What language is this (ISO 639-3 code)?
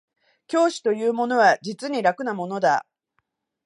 jpn